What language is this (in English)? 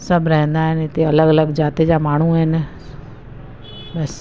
Sindhi